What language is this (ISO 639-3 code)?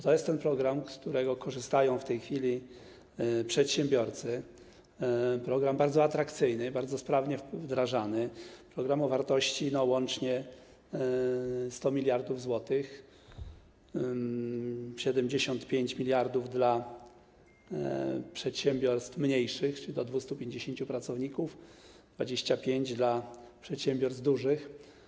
pol